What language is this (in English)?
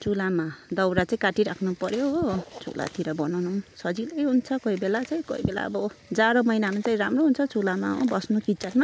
Nepali